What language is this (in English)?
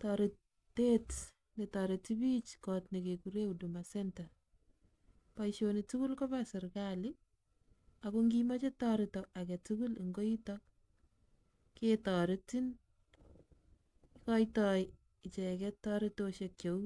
Kalenjin